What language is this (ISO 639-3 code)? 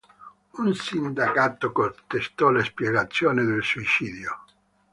ita